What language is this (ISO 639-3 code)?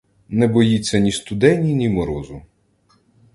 ukr